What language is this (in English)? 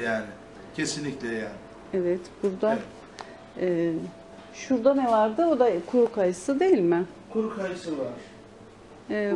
Turkish